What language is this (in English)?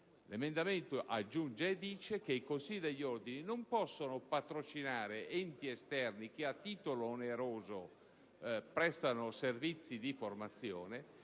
Italian